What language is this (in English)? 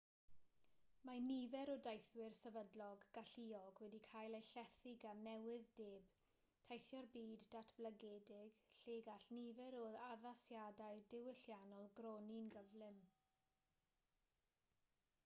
Welsh